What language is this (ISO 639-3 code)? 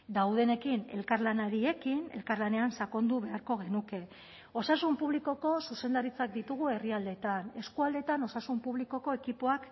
eus